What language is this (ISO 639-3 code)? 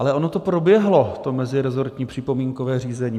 ces